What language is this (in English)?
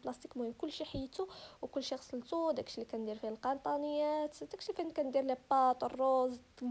Arabic